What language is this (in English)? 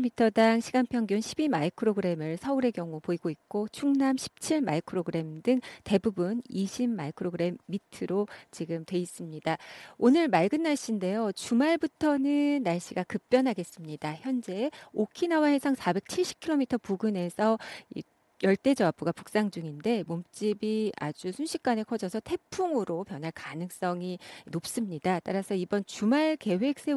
Korean